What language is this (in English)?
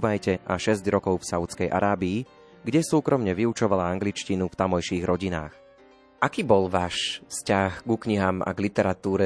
Slovak